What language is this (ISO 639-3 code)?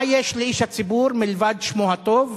heb